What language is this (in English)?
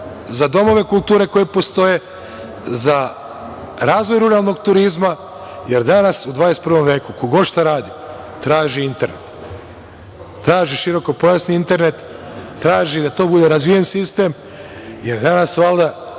Serbian